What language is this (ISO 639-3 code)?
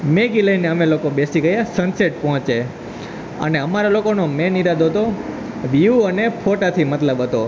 guj